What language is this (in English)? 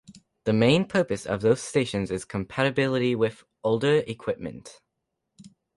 English